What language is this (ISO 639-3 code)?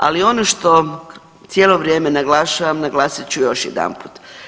hrv